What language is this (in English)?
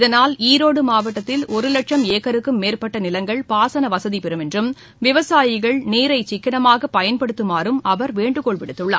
Tamil